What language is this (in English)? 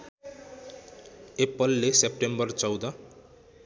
Nepali